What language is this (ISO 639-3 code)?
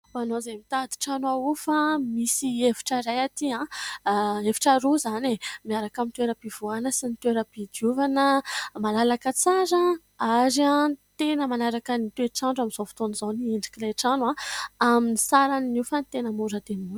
mlg